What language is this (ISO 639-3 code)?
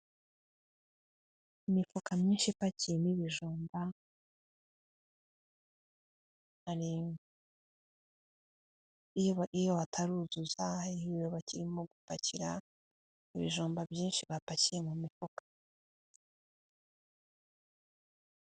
kin